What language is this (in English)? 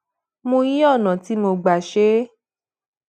Yoruba